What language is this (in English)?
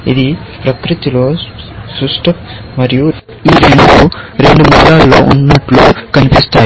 Telugu